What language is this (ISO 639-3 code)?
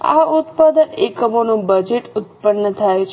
guj